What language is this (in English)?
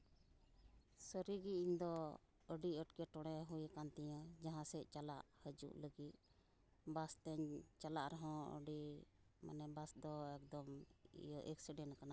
Santali